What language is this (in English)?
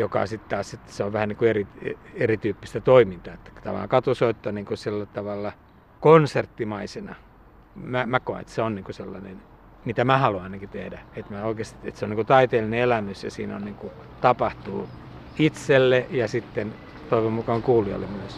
Finnish